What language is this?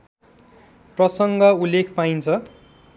Nepali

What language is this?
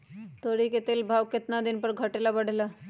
Magahi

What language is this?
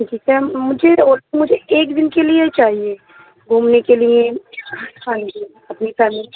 Urdu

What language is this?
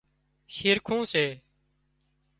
Wadiyara Koli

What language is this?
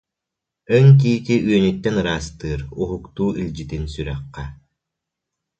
Yakut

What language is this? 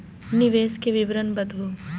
Maithili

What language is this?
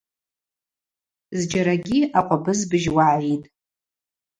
Abaza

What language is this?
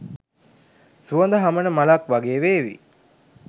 Sinhala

